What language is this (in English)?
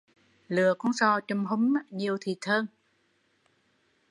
Vietnamese